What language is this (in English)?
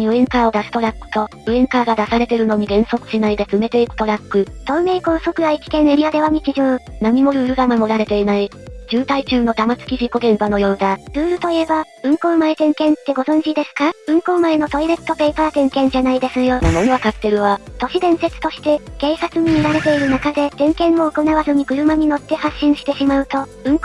Japanese